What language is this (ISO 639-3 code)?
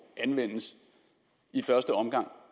dan